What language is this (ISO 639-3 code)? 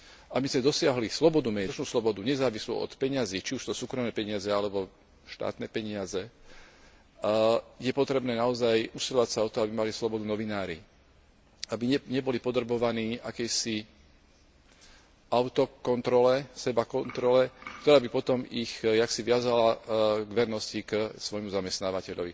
slk